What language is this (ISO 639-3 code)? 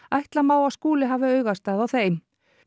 isl